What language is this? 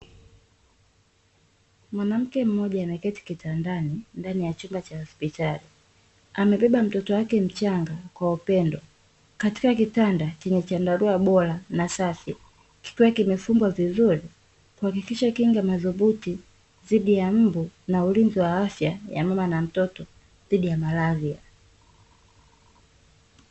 Swahili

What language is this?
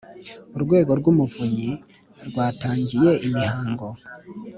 Kinyarwanda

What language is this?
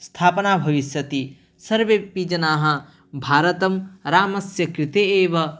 Sanskrit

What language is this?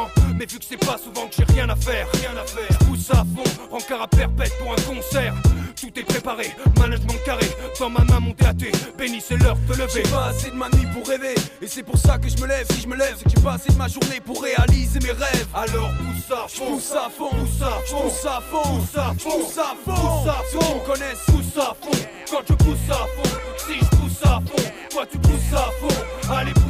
French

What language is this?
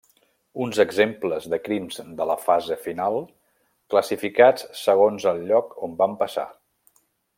Catalan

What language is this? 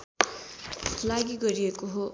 Nepali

